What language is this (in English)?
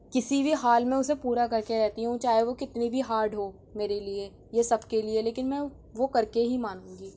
Urdu